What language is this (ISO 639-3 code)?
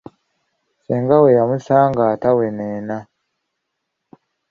lug